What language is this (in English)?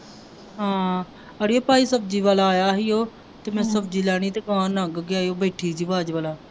Punjabi